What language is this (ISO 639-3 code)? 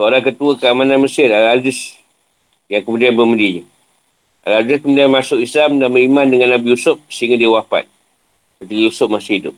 msa